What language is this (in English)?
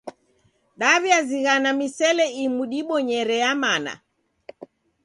Taita